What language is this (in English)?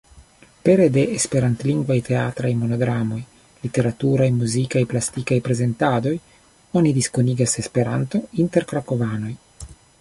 Esperanto